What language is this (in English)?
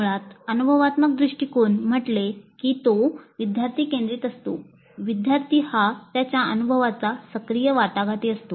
Marathi